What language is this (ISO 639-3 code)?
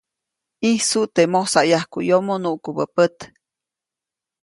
zoc